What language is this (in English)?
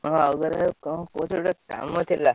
Odia